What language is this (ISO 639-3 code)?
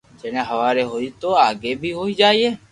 lrk